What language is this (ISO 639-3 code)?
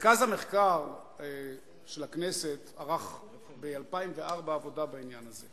heb